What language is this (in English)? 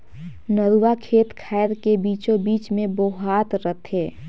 Chhattisgarhi